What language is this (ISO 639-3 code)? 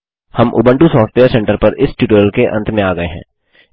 hin